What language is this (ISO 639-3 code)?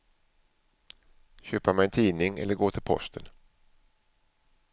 swe